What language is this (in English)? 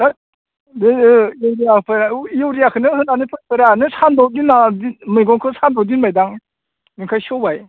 Bodo